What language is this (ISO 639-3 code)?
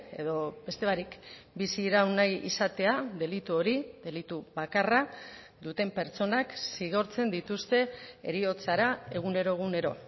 eus